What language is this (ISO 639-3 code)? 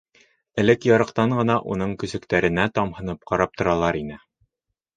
bak